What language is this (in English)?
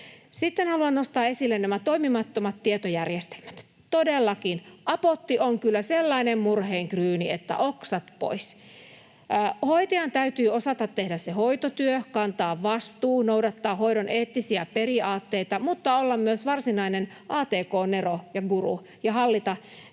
Finnish